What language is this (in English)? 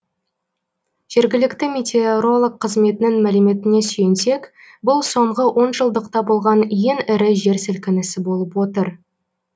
Kazakh